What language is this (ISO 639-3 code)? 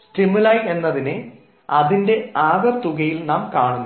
mal